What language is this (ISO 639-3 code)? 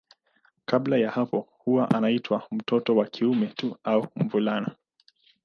swa